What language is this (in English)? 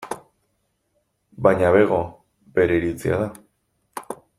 Basque